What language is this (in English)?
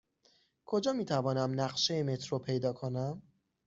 Persian